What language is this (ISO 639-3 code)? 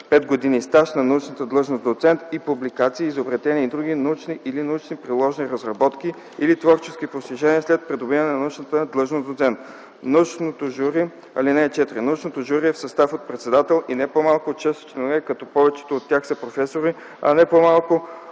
bul